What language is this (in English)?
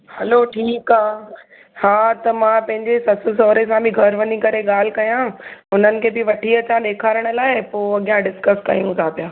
Sindhi